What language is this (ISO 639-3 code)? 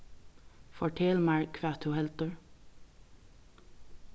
fao